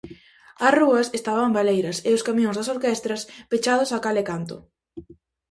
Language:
Galician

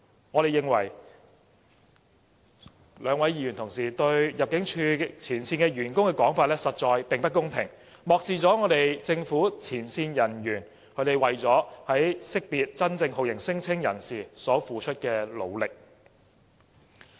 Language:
Cantonese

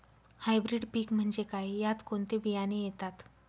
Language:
Marathi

